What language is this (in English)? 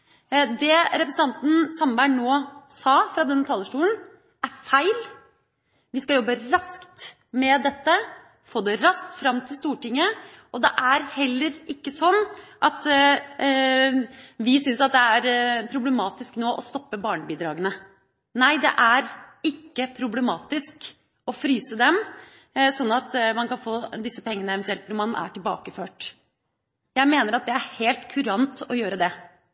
Norwegian Bokmål